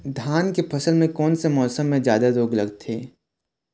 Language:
Chhattisgarhi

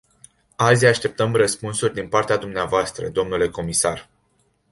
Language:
Romanian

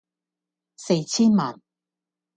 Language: Cantonese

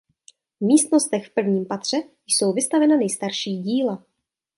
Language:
Czech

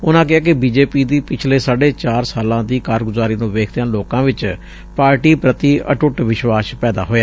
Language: Punjabi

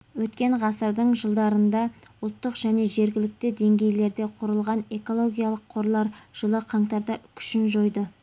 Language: Kazakh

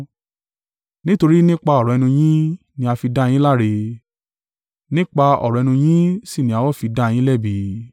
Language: Yoruba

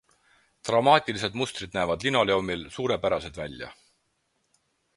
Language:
Estonian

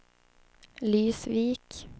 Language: Swedish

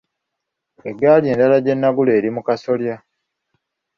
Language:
Ganda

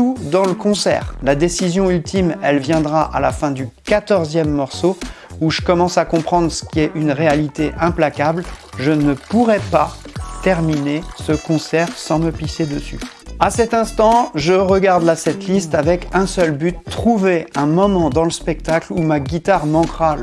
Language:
French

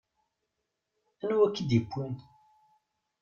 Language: Kabyle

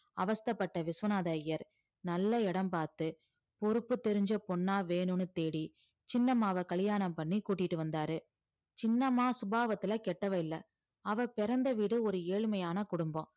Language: Tamil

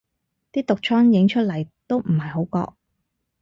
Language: Cantonese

